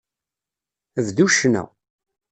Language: Kabyle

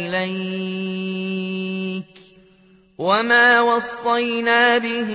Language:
Arabic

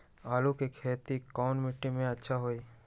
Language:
Magahi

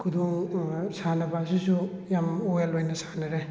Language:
Manipuri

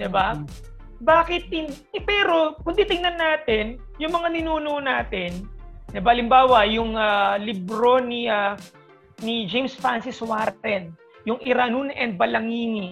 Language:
Filipino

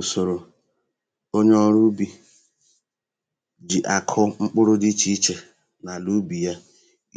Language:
Igbo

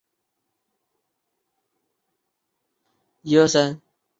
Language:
Chinese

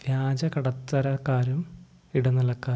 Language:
Malayalam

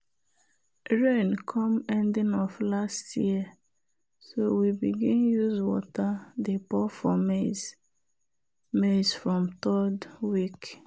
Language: Nigerian Pidgin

